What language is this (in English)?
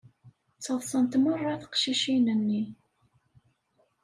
Kabyle